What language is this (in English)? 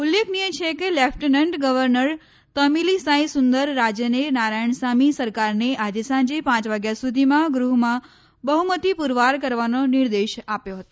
Gujarati